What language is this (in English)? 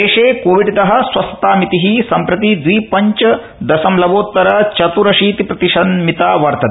Sanskrit